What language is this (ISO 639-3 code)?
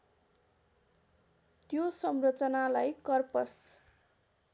nep